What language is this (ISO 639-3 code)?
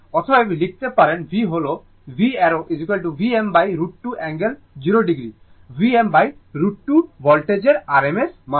ben